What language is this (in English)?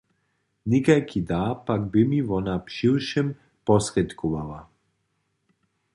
Upper Sorbian